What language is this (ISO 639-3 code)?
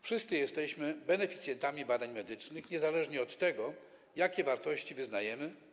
pol